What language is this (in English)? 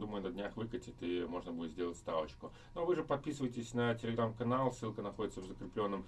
Russian